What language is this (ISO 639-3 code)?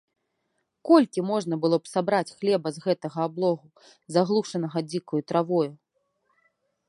bel